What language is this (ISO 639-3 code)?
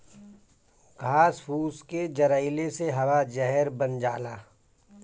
bho